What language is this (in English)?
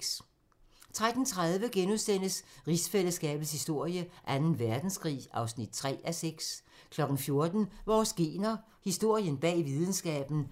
Danish